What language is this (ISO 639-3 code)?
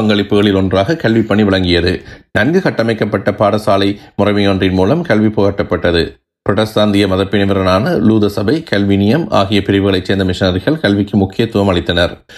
tam